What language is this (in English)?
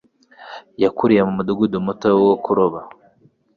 Kinyarwanda